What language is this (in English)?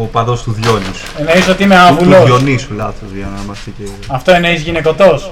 Greek